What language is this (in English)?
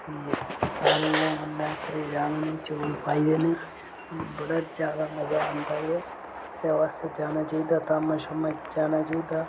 Dogri